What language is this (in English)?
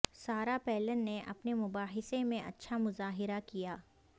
Urdu